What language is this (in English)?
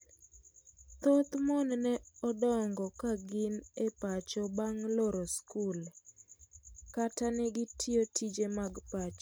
Luo (Kenya and Tanzania)